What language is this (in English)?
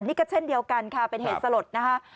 Thai